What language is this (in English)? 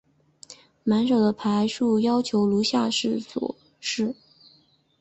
Chinese